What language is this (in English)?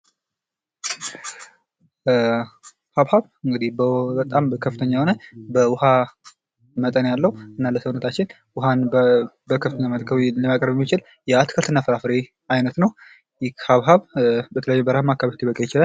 Amharic